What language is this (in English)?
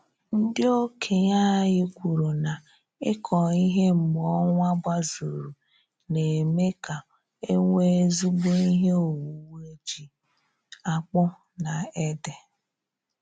Igbo